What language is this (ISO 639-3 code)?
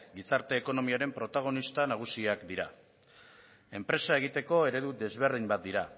eus